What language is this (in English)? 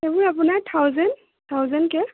Assamese